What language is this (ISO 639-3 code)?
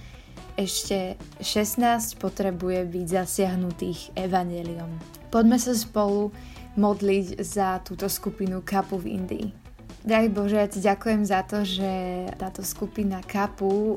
slk